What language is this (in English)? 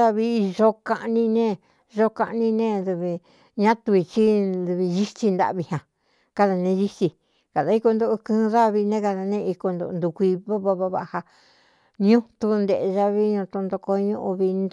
Cuyamecalco Mixtec